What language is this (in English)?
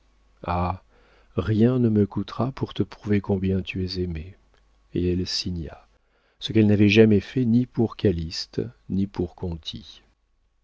French